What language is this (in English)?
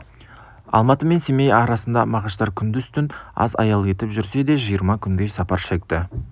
Kazakh